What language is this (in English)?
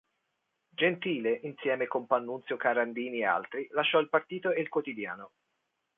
Italian